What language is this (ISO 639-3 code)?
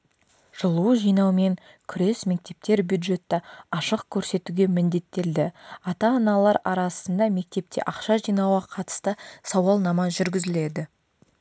kaz